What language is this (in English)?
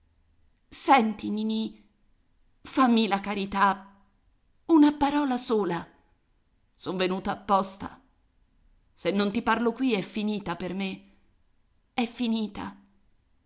Italian